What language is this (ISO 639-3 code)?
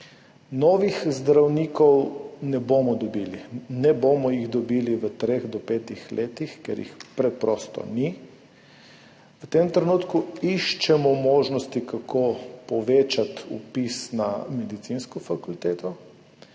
slv